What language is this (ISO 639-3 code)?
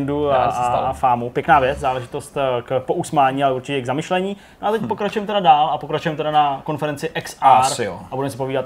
ces